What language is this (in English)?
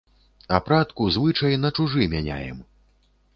Belarusian